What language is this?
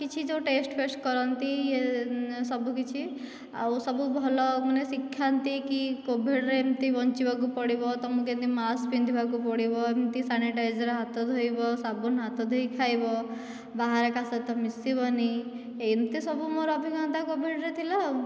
Odia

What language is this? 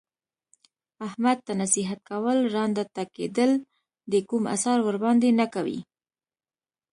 Pashto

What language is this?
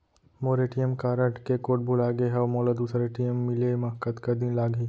Chhattisgarhi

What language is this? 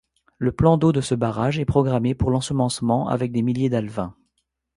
French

